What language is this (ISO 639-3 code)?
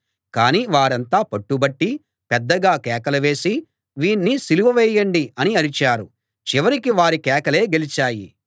tel